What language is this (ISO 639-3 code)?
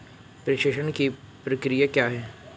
hin